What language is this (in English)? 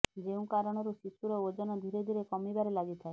Odia